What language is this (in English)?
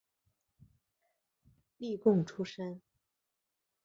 Chinese